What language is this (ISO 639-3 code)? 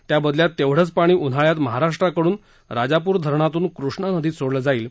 mar